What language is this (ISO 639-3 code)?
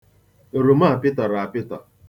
ibo